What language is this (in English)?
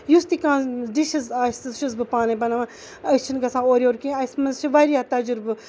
Kashmiri